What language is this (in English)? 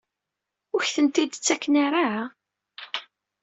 Kabyle